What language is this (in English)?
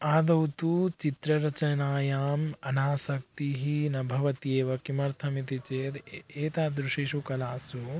Sanskrit